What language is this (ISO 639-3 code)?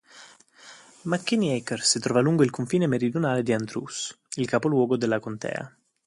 ita